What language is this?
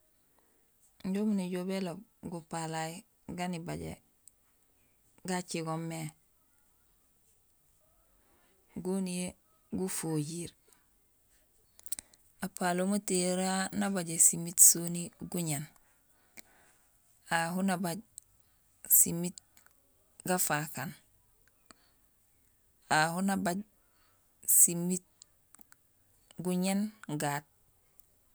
Gusilay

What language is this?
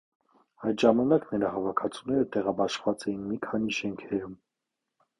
Armenian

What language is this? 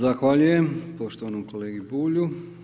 Croatian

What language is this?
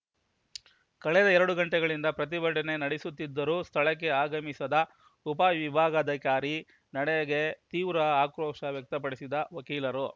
Kannada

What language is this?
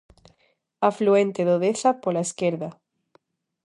Galician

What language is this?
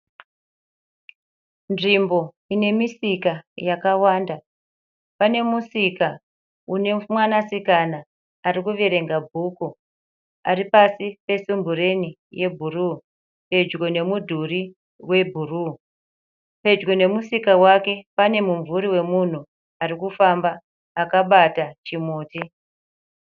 Shona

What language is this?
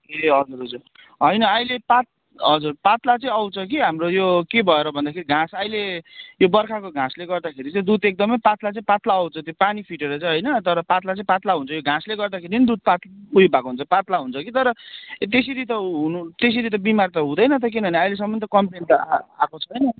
Nepali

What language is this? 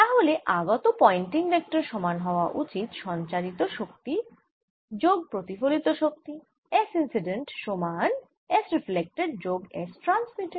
Bangla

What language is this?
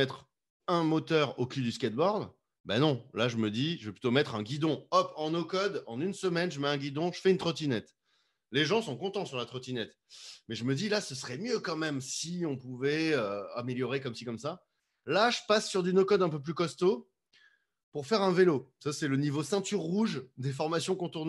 French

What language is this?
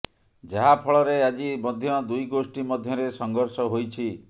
Odia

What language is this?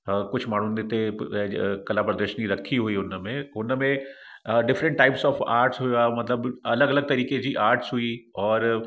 Sindhi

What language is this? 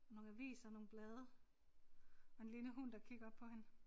Danish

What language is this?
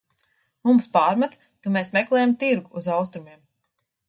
Latvian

